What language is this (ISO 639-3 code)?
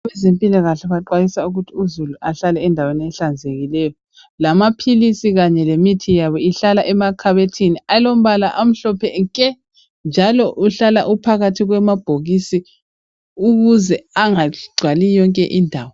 nde